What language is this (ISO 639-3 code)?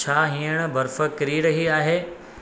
snd